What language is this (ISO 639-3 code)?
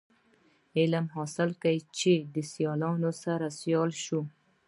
pus